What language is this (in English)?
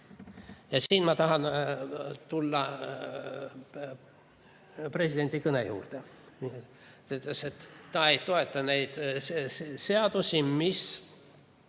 Estonian